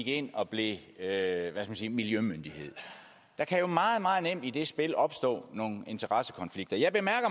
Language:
Danish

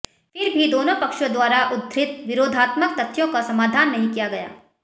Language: Hindi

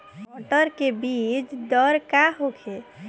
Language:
Bhojpuri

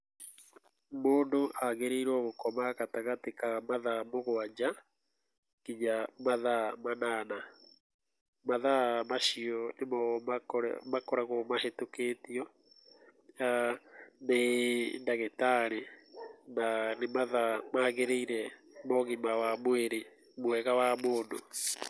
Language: Kikuyu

